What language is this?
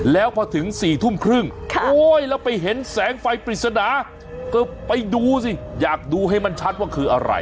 Thai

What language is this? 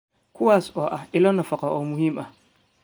Somali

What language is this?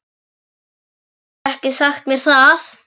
Icelandic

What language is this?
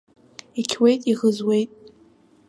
Abkhazian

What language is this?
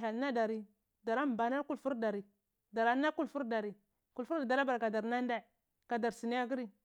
Cibak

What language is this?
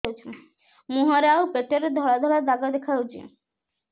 Odia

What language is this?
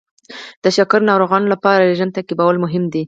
Pashto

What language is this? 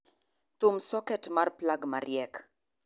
Luo (Kenya and Tanzania)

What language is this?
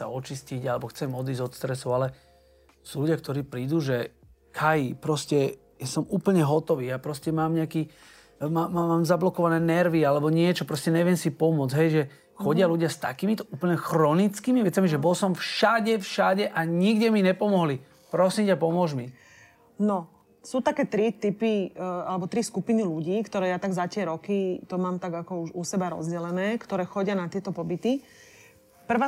Slovak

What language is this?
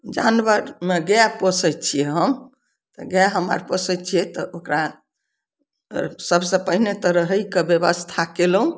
Maithili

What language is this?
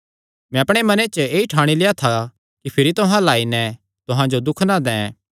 Kangri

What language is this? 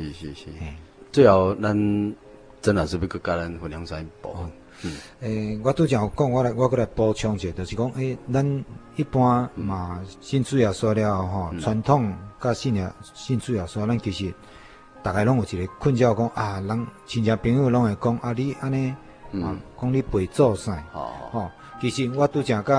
Chinese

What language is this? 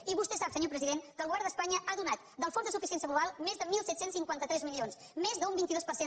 Catalan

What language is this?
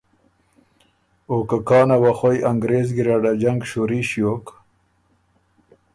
Ormuri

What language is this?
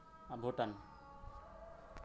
Santali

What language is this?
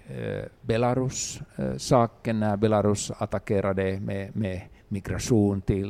Swedish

